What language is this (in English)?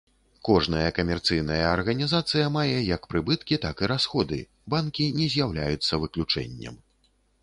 Belarusian